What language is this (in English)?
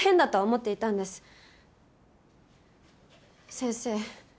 Japanese